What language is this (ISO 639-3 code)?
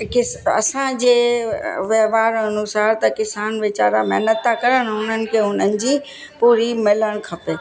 snd